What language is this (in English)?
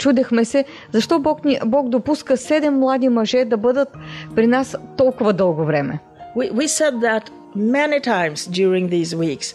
Bulgarian